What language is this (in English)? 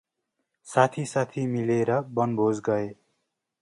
Nepali